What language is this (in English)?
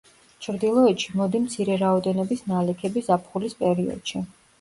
Georgian